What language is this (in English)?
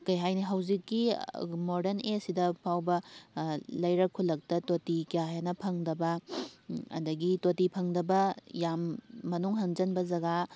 Manipuri